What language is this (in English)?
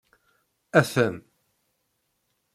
Kabyle